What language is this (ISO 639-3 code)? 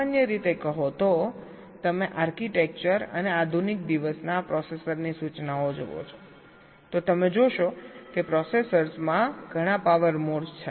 guj